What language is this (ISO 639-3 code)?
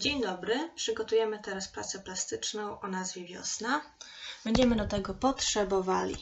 pol